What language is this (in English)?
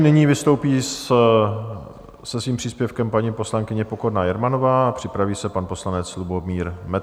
Czech